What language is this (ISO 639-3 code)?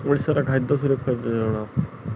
ori